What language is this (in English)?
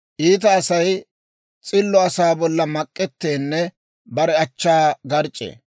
Dawro